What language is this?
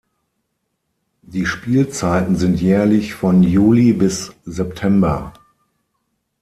German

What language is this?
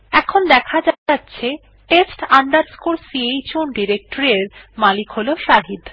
Bangla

